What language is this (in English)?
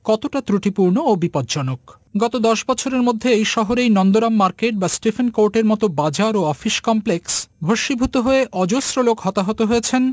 Bangla